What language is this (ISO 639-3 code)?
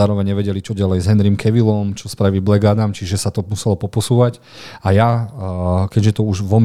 slk